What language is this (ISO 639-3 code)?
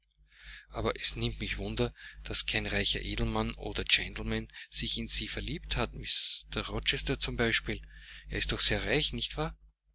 deu